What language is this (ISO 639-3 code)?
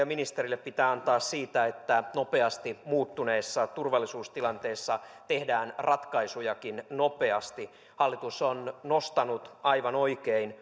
fin